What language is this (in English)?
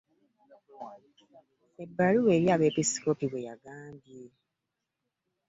Ganda